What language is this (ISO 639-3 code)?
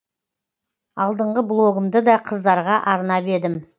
kaz